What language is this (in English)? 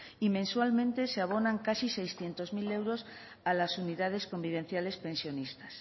Spanish